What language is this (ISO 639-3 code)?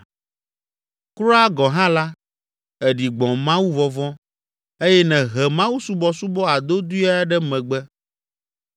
ewe